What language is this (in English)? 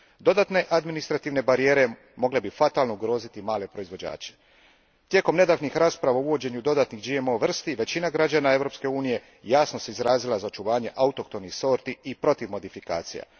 Croatian